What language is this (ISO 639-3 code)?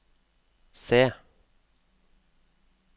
nor